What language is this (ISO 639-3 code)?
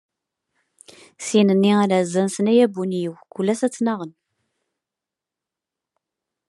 kab